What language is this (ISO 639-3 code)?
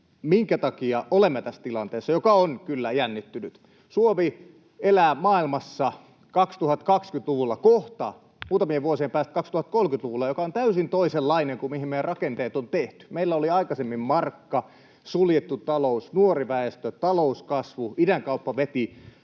fin